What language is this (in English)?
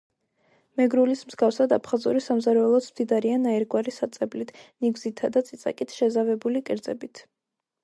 Georgian